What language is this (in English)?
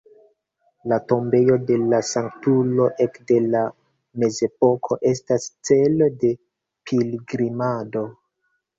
Esperanto